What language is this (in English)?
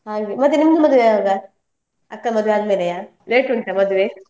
Kannada